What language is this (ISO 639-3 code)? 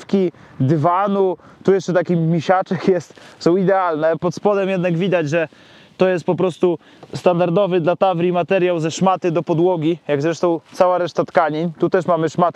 pol